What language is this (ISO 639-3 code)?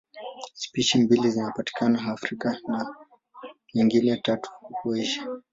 swa